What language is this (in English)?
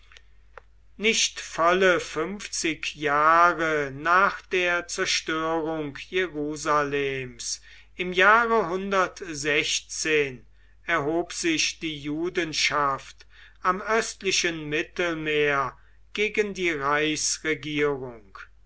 German